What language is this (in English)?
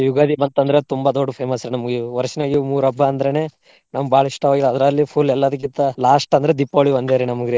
Kannada